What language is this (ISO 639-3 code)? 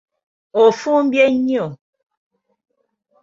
lug